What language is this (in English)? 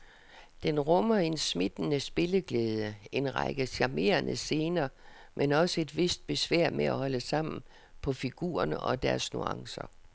Danish